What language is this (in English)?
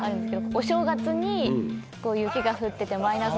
Japanese